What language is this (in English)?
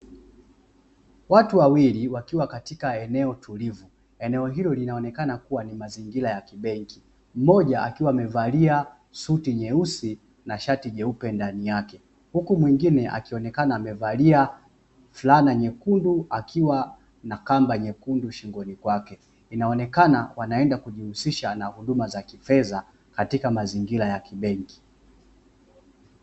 Swahili